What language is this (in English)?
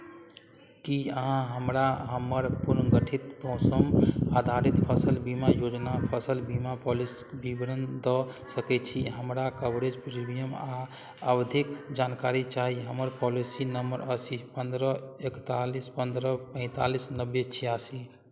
Maithili